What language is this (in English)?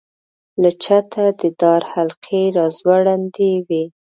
Pashto